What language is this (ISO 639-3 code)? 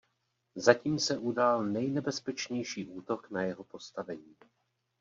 ces